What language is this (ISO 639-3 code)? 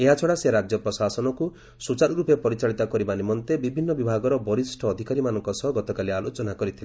ori